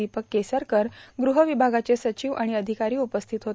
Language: Marathi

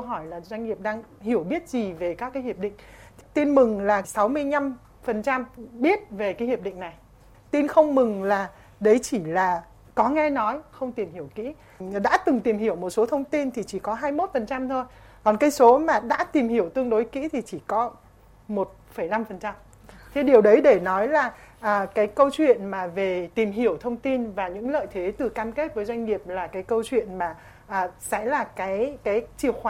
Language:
Vietnamese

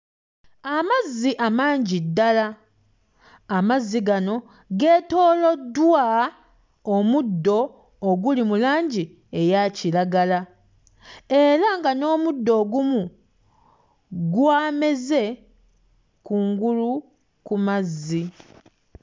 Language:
Ganda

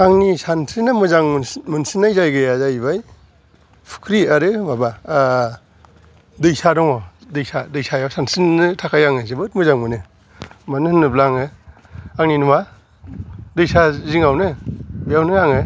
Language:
Bodo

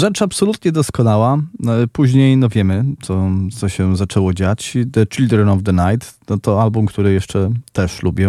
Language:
Polish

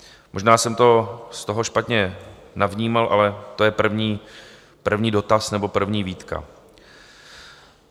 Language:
Czech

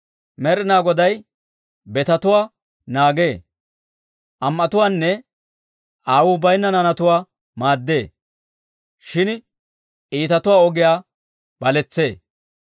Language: Dawro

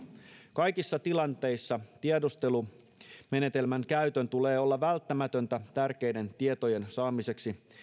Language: Finnish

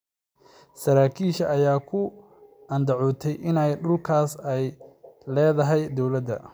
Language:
Somali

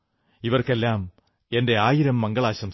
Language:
Malayalam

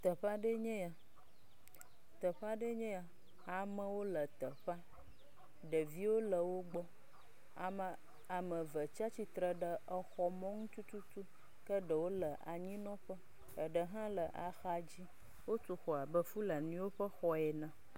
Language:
Ewe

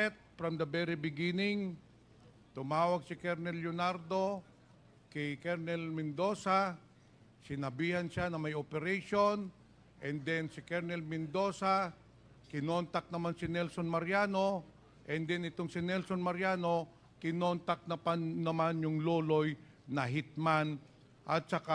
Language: Filipino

